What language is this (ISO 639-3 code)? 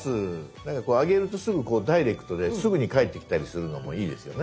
jpn